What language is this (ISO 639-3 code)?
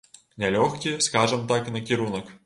bel